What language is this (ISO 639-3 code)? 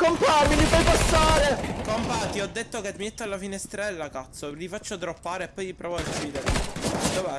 ita